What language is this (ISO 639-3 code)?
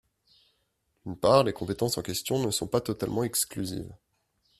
fra